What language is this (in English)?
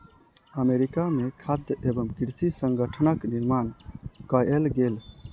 Maithili